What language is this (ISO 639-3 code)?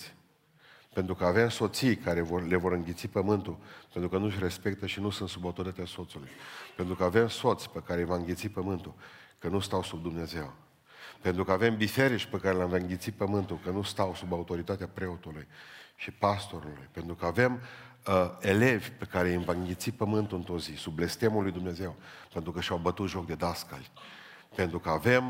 ron